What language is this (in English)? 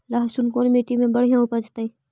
Magahi